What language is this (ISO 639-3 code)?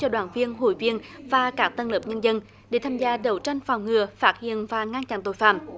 vie